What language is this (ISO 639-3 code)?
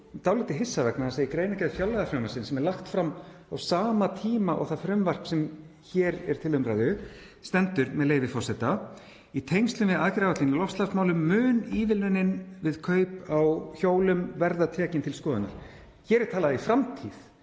isl